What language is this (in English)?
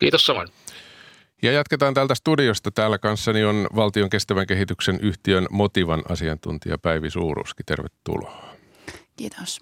Finnish